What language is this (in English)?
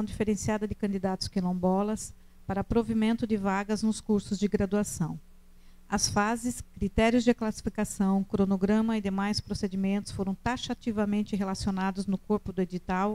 Portuguese